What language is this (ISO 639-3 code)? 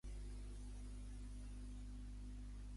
cat